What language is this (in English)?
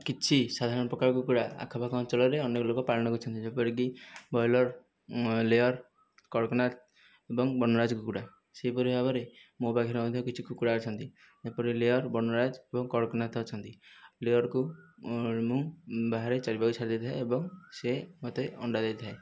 Odia